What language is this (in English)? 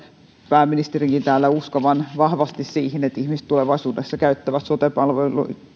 Finnish